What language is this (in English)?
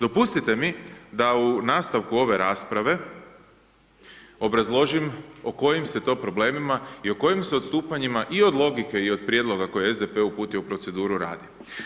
Croatian